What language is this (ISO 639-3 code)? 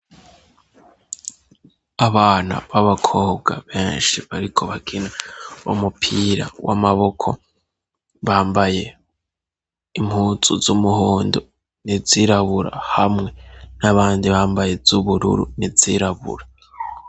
run